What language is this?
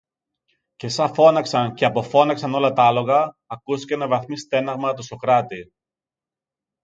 Greek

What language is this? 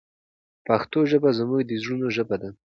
Pashto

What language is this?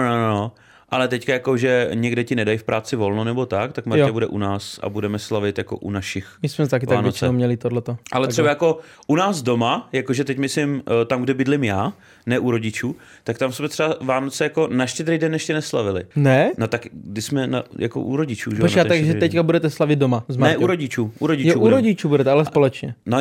Czech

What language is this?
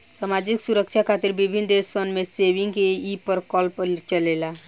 Bhojpuri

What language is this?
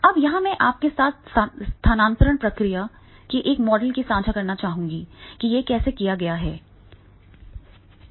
Hindi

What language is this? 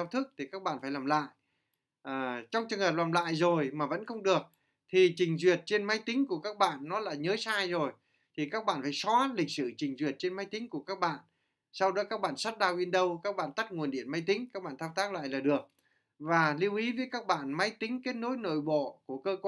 Vietnamese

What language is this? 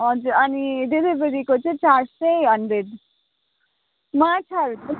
Nepali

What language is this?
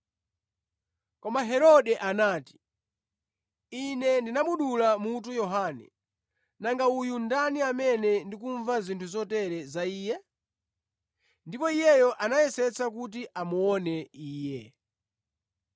Nyanja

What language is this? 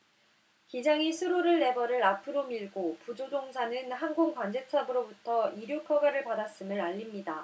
Korean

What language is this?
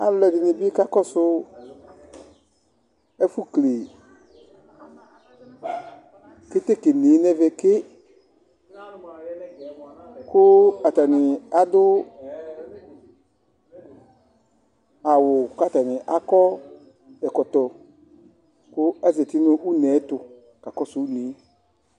Ikposo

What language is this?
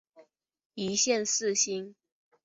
Chinese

